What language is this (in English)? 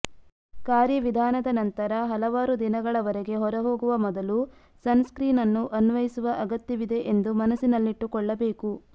Kannada